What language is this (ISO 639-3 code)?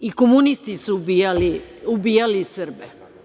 srp